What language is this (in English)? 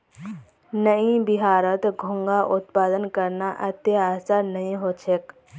Magahi